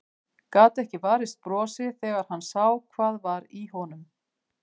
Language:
Icelandic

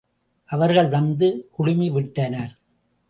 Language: Tamil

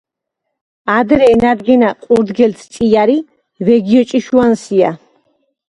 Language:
Georgian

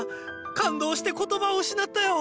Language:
Japanese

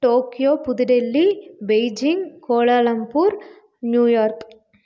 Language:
Tamil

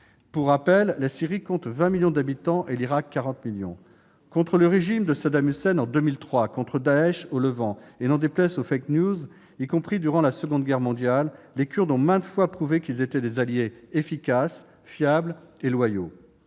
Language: French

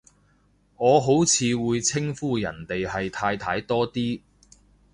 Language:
Cantonese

